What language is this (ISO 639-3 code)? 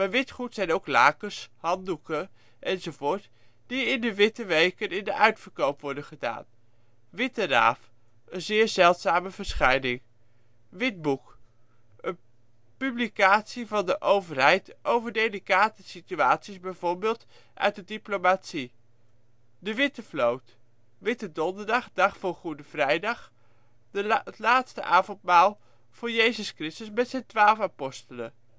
nld